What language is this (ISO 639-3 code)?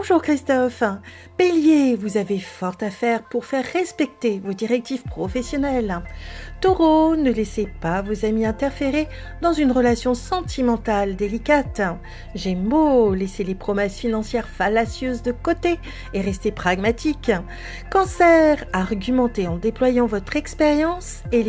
fra